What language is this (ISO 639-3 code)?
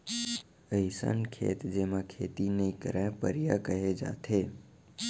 hne